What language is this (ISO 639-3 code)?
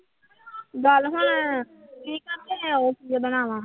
pan